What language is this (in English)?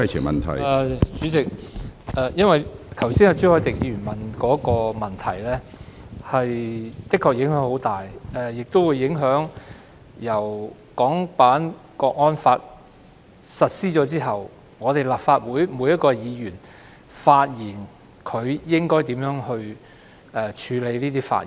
Cantonese